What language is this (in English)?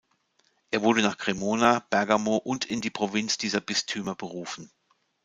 German